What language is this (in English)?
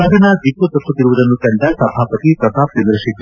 Kannada